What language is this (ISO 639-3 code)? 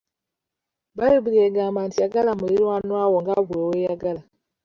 lug